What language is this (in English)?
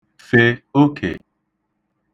Igbo